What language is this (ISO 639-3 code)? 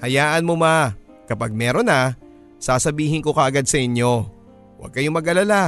fil